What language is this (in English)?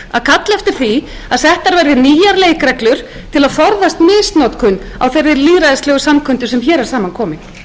Icelandic